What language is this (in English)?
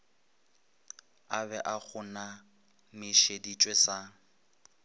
Northern Sotho